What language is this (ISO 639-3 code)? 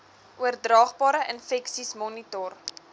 afr